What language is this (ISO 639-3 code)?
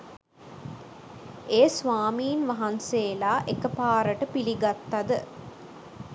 sin